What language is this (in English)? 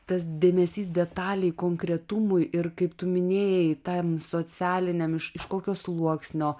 Lithuanian